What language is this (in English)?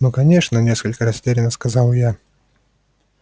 Russian